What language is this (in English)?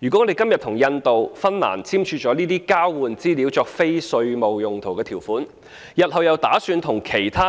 Cantonese